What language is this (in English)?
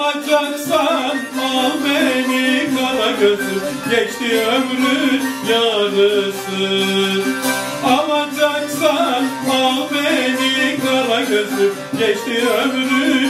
Turkish